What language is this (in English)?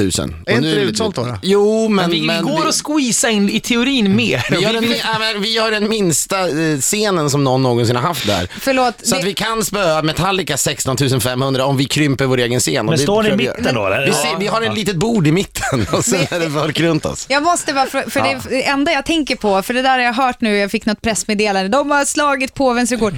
Swedish